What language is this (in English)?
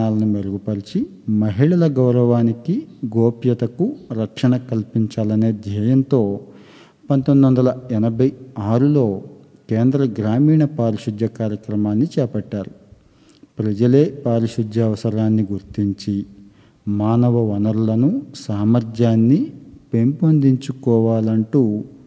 Telugu